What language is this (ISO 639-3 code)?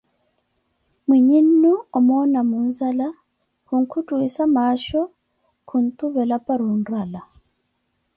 eko